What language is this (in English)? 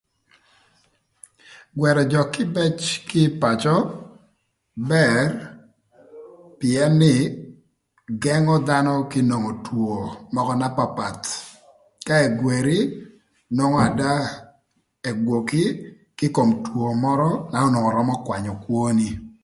Thur